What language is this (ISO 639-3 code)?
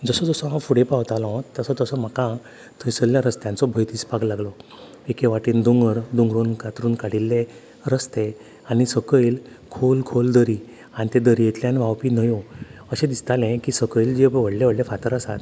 kok